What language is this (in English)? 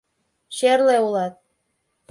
Mari